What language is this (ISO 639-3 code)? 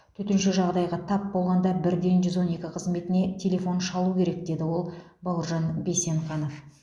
kaz